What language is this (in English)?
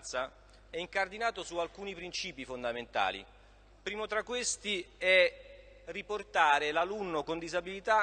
Italian